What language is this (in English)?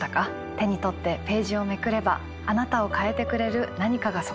Japanese